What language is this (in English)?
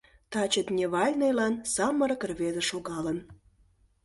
Mari